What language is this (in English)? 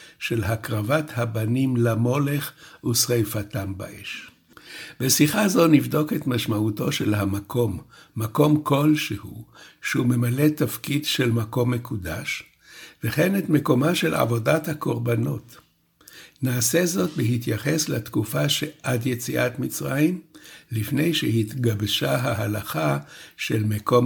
Hebrew